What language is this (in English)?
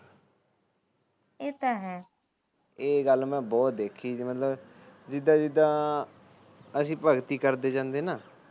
Punjabi